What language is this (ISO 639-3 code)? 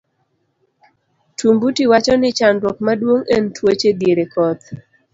luo